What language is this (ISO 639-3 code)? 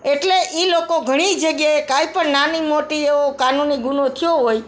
guj